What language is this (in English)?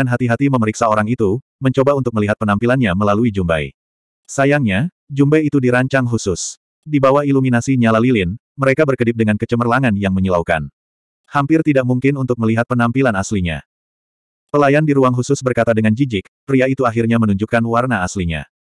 Indonesian